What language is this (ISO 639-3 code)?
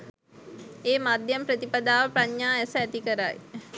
sin